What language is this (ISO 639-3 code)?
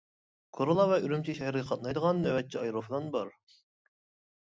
uig